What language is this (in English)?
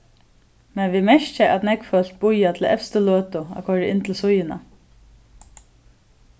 Faroese